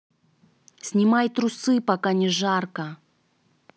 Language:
Russian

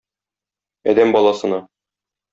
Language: Tatar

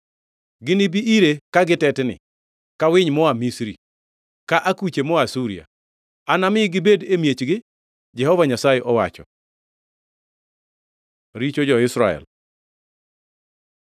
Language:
Luo (Kenya and Tanzania)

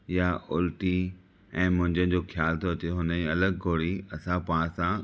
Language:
Sindhi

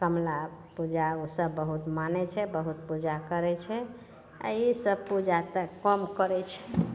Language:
Maithili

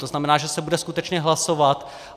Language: Czech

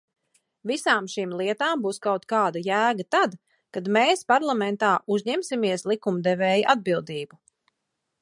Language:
Latvian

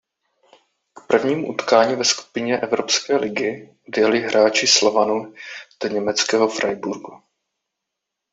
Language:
Czech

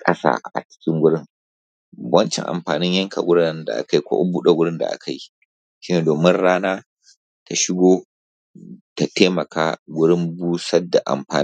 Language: Hausa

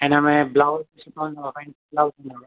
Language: Sindhi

